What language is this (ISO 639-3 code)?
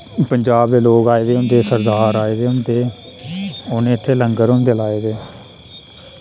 doi